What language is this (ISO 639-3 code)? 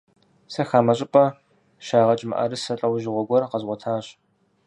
kbd